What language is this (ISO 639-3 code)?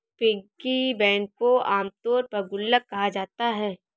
hin